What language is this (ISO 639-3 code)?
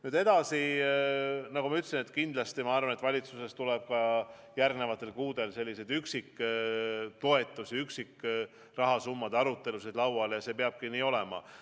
est